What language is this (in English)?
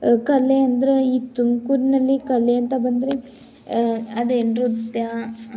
Kannada